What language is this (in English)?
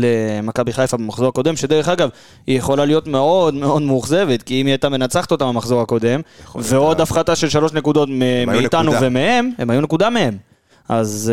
Hebrew